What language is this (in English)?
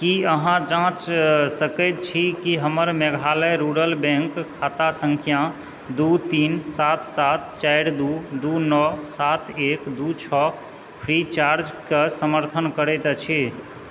Maithili